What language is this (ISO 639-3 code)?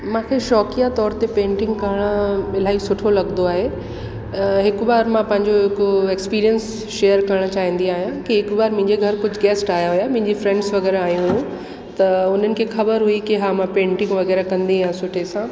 snd